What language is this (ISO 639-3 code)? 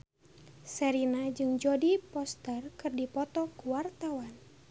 sun